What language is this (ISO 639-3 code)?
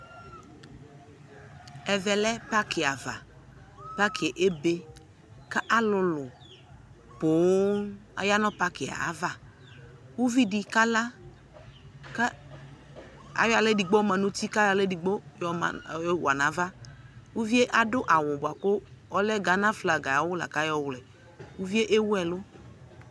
kpo